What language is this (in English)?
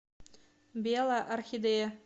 Russian